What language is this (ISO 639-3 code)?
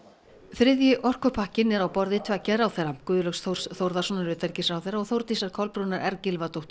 isl